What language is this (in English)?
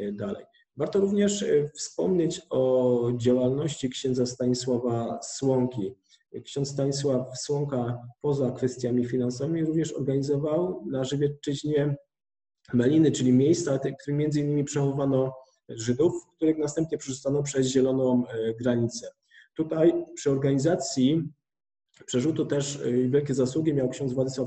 Polish